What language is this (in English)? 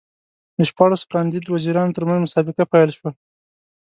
Pashto